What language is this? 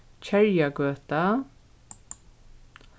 Faroese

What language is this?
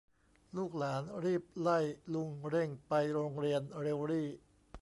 Thai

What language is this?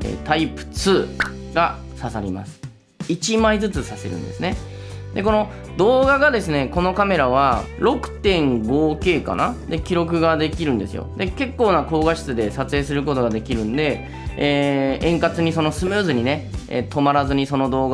Japanese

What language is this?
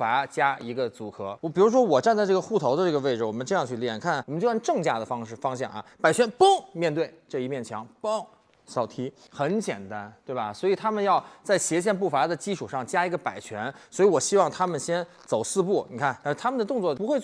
Chinese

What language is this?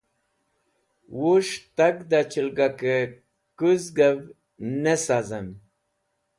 Wakhi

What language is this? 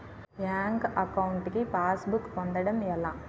Telugu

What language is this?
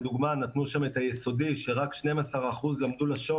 Hebrew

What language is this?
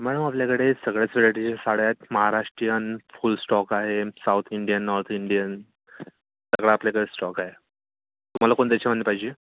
Marathi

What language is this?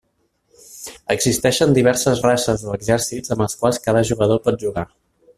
Catalan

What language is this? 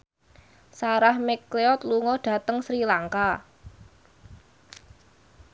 Javanese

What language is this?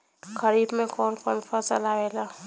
Bhojpuri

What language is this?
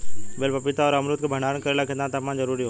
Bhojpuri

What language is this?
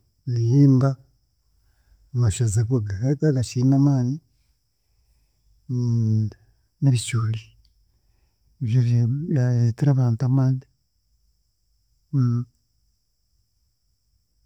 Chiga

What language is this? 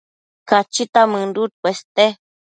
Matsés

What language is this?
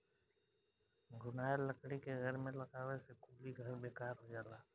Bhojpuri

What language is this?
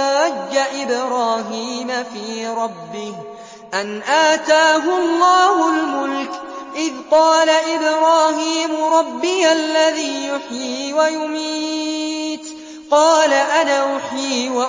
Arabic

